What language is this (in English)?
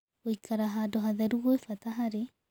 Kikuyu